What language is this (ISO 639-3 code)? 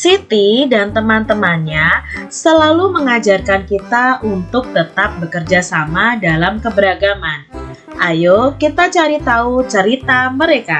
ind